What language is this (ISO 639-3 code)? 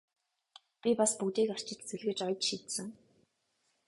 mon